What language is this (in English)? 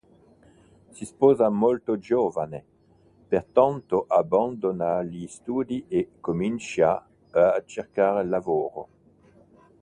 Italian